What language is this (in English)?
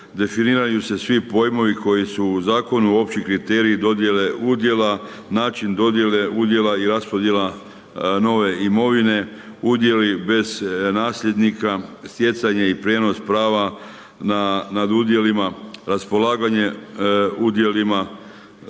Croatian